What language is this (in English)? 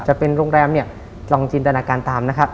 Thai